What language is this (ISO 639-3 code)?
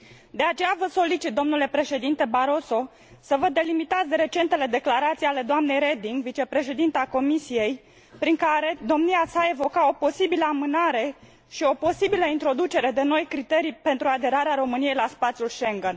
ron